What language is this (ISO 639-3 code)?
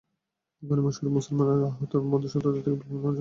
ben